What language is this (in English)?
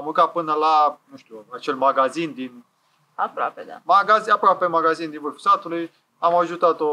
Romanian